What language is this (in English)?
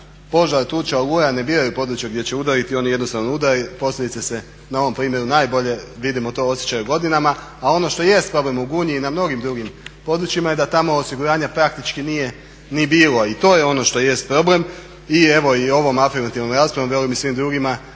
Croatian